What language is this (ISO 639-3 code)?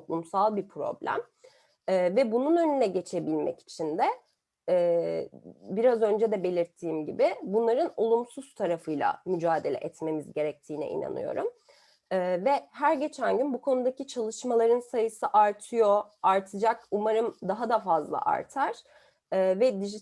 tur